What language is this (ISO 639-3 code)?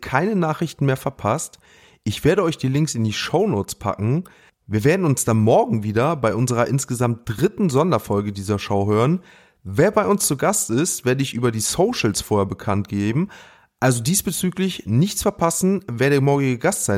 deu